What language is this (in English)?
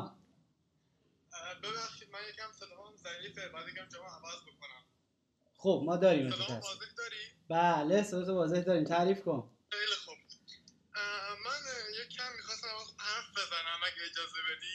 Persian